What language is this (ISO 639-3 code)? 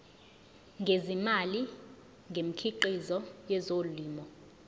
zul